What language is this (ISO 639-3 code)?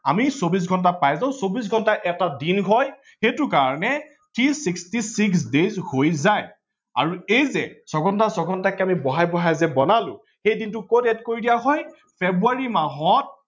asm